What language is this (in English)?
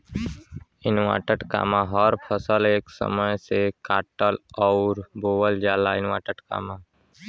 Bhojpuri